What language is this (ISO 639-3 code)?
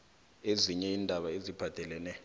nbl